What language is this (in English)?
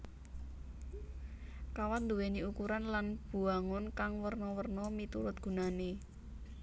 Javanese